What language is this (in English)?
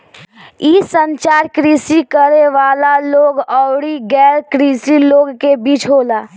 Bhojpuri